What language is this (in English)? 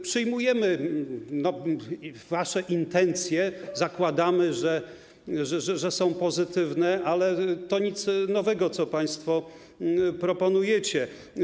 Polish